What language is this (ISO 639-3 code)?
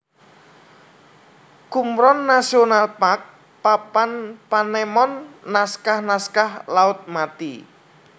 jav